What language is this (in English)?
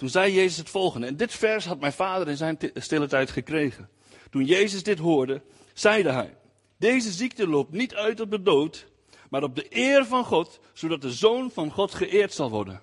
Dutch